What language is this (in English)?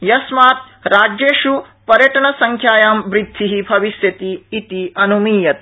Sanskrit